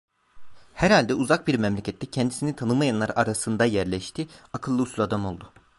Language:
Turkish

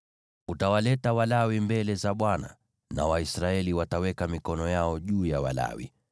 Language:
Swahili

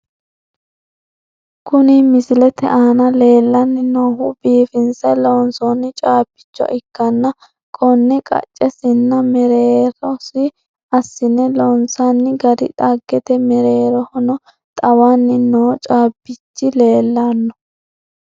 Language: Sidamo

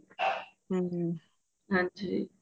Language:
Punjabi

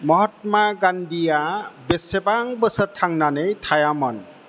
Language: Bodo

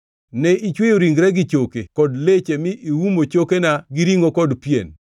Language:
Luo (Kenya and Tanzania)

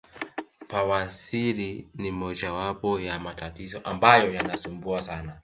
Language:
Swahili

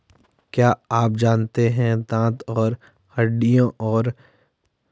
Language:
Hindi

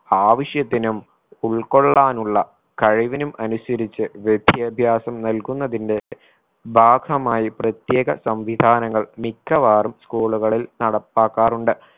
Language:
Malayalam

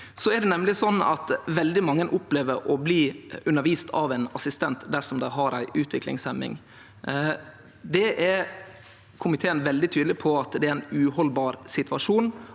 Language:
Norwegian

